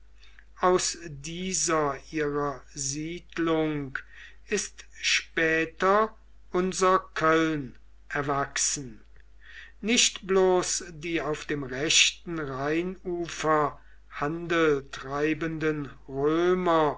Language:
German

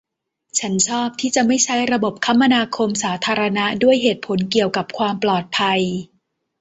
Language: Thai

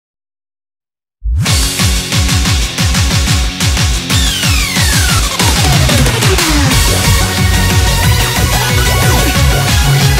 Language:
Thai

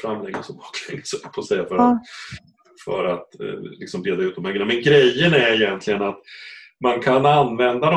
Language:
Swedish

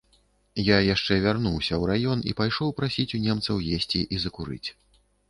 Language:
Belarusian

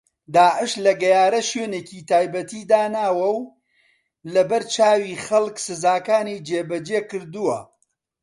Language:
Central Kurdish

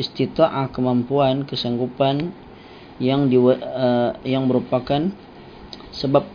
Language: Malay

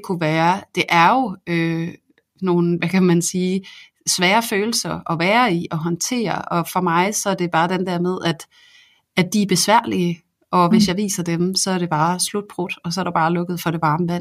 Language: Danish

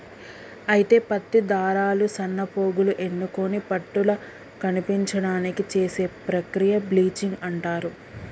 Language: Telugu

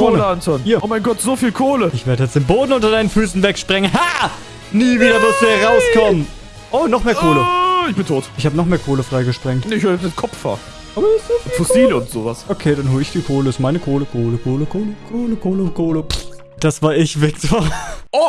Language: German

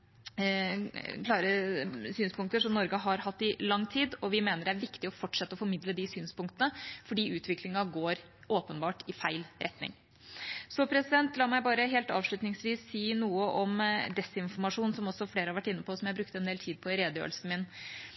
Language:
Norwegian Bokmål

